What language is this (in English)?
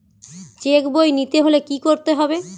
Bangla